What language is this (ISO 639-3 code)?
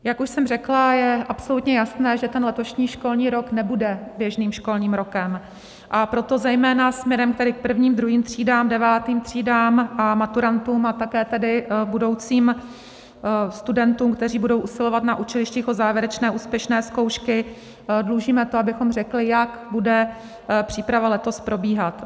ces